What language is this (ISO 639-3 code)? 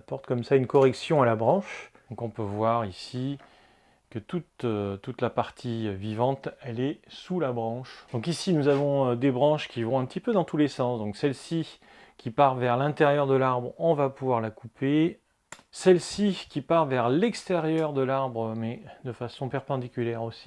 fra